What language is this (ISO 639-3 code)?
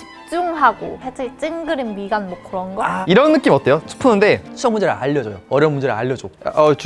kor